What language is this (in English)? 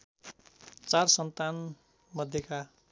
Nepali